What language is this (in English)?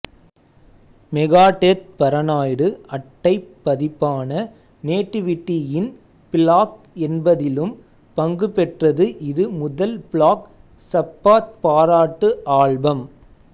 Tamil